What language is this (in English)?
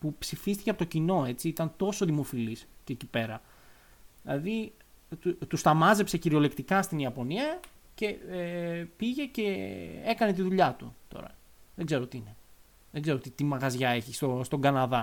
Greek